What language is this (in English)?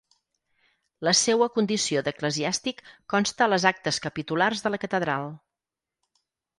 Catalan